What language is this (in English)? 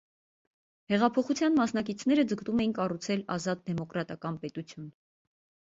Armenian